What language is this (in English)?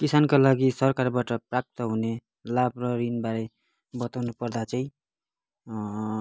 Nepali